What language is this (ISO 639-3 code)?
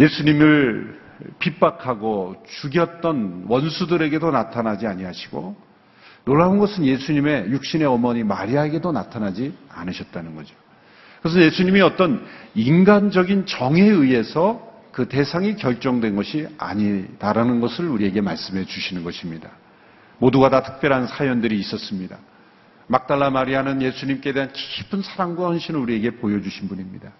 kor